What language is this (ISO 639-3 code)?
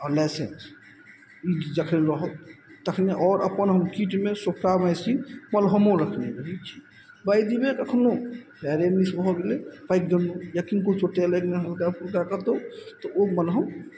mai